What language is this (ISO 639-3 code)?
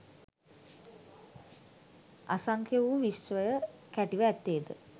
sin